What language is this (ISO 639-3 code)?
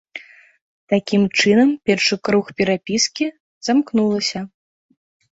bel